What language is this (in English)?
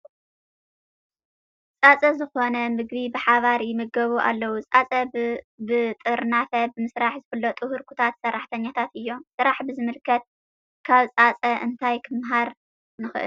Tigrinya